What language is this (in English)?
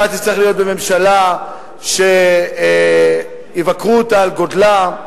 Hebrew